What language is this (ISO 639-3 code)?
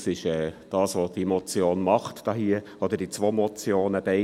gsw